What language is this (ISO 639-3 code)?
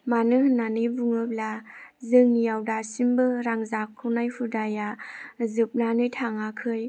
brx